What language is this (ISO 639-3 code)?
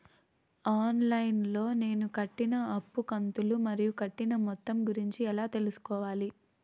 tel